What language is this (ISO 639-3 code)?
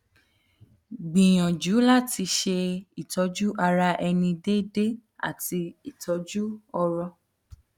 yor